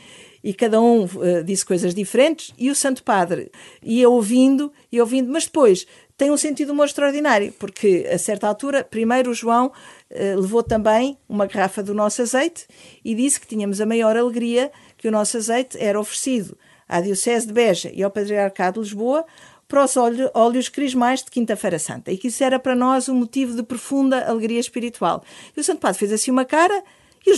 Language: Portuguese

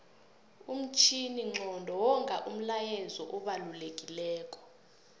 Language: South Ndebele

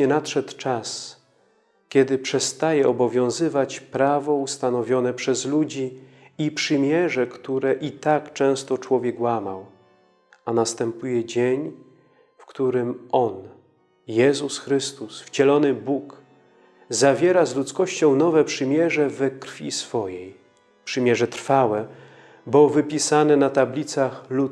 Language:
Polish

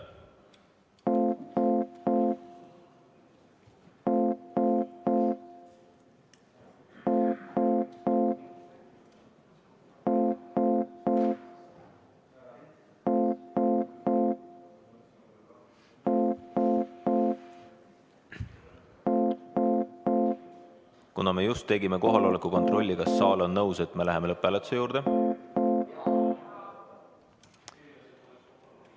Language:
Estonian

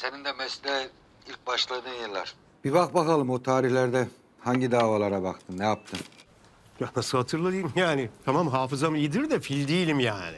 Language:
Turkish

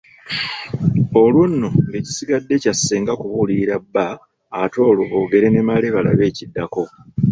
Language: Ganda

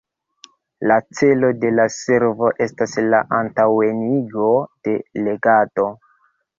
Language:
Esperanto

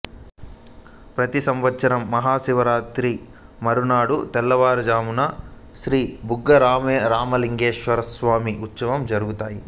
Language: Telugu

